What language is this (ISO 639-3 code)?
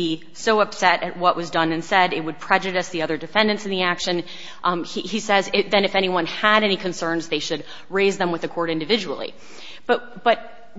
eng